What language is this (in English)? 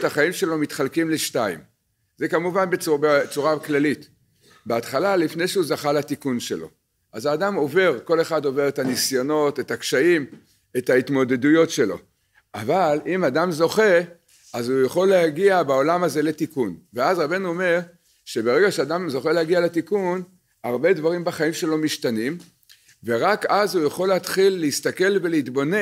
Hebrew